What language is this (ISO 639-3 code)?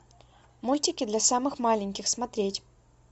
rus